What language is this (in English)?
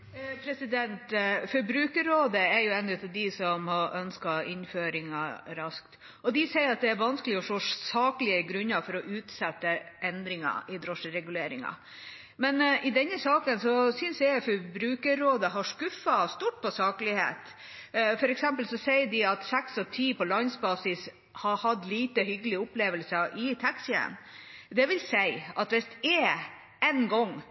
Norwegian